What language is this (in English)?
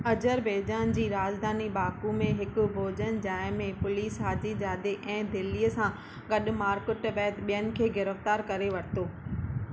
Sindhi